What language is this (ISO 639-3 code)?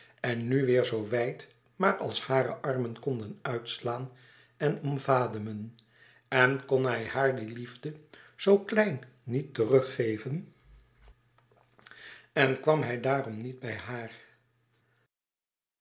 nld